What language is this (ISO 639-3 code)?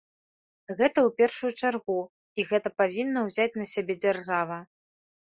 bel